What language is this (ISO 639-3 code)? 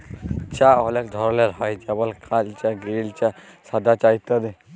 ben